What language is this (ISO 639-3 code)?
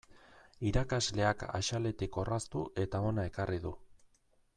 eus